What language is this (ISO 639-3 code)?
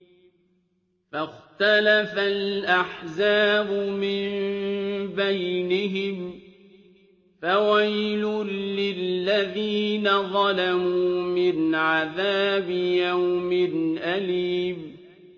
ara